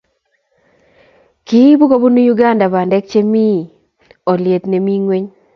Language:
Kalenjin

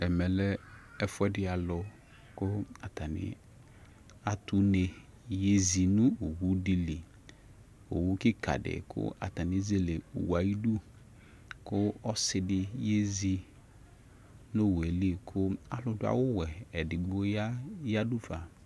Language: Ikposo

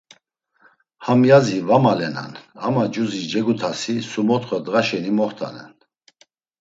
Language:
Laz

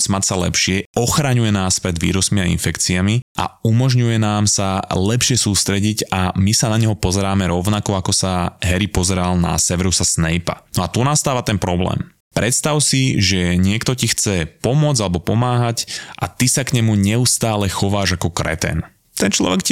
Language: Slovak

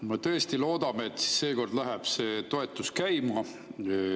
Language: Estonian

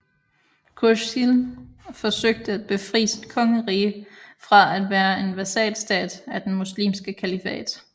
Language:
Danish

